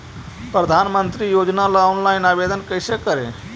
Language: Magahi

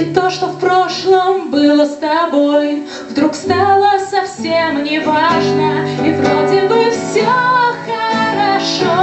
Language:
Russian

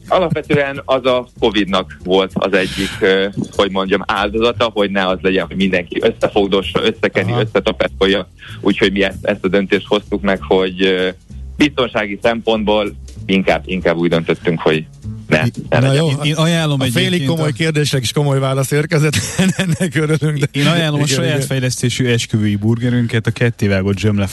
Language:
Hungarian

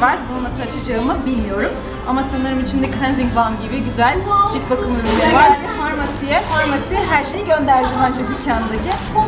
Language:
Turkish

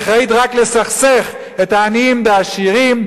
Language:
Hebrew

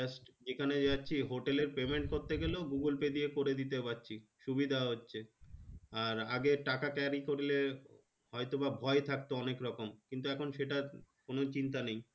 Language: Bangla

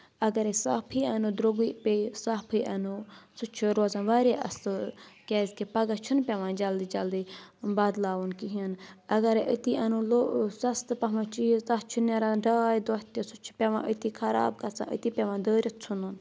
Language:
Kashmiri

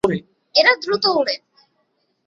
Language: Bangla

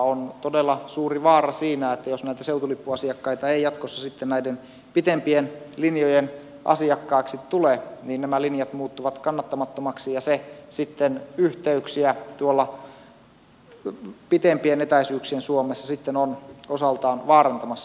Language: Finnish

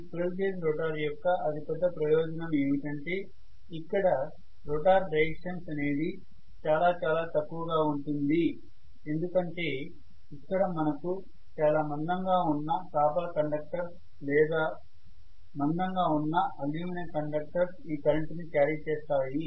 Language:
Telugu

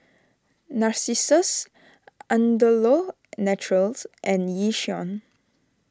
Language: English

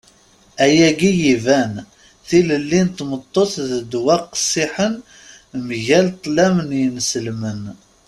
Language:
Kabyle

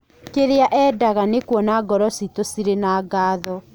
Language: Kikuyu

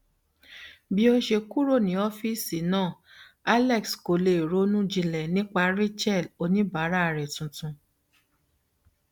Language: Yoruba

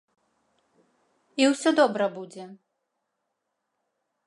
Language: Belarusian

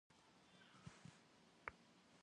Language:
Kabardian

